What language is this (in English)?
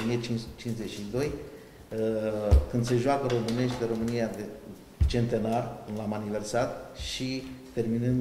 Romanian